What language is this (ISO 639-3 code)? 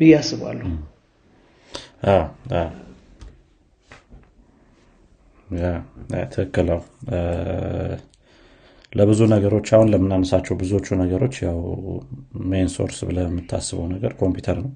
amh